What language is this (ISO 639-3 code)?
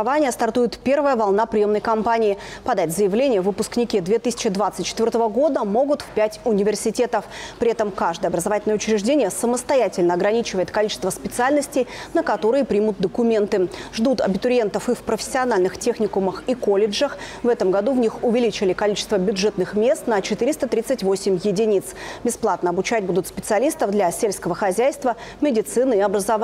rus